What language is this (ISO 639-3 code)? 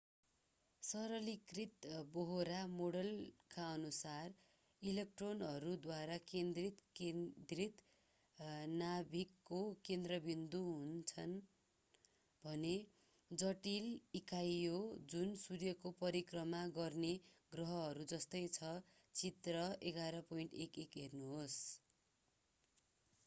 nep